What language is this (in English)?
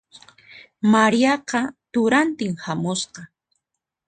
Puno Quechua